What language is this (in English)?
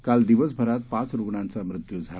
Marathi